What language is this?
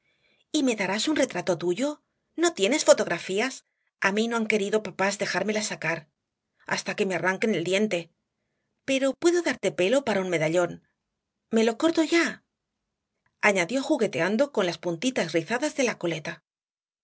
Spanish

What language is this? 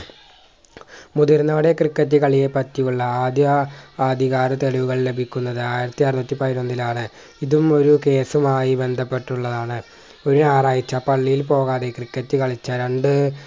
Malayalam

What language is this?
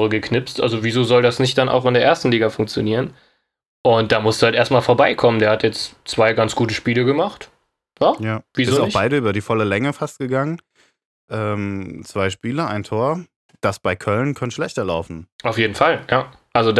German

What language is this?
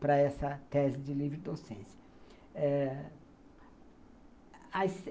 Portuguese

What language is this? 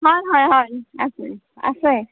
Assamese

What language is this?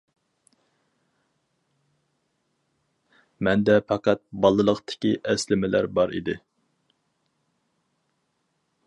Uyghur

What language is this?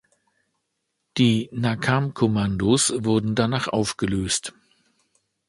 German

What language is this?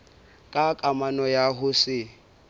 Southern Sotho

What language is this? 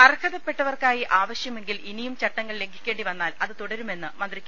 Malayalam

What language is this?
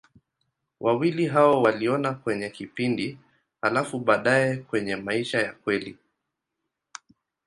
Swahili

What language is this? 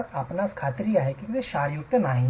Marathi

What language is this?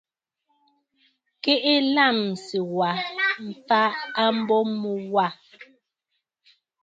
Bafut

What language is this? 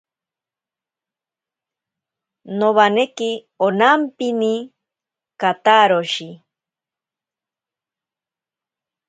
Ashéninka Perené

